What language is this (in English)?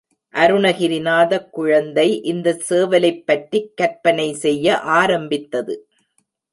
Tamil